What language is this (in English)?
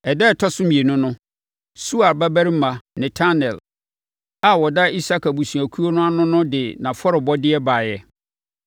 Akan